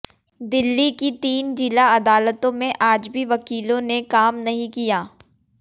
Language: Hindi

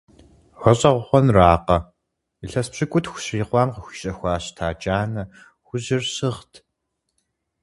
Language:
Kabardian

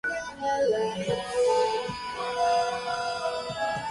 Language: Japanese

